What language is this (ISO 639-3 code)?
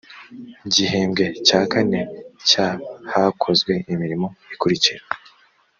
kin